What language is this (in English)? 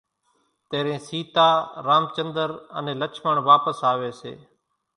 Kachi Koli